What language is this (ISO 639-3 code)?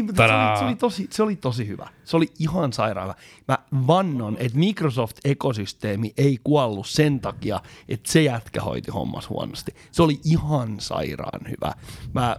fin